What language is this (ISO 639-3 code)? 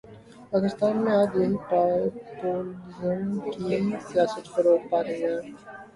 urd